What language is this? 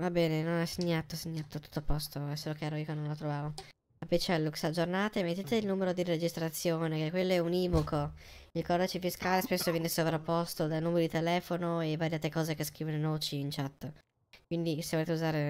Italian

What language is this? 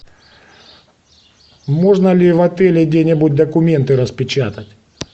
Russian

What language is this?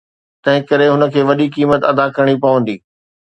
Sindhi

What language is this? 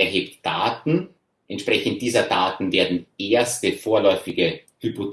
German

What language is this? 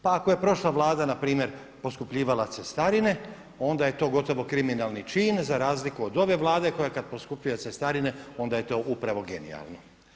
Croatian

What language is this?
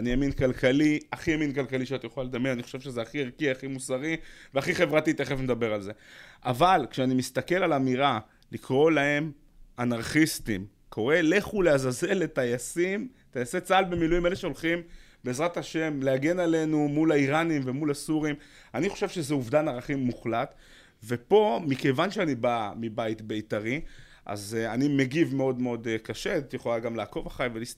Hebrew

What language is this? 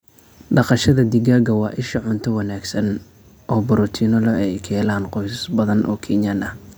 Somali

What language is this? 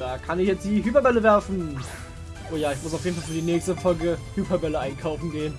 German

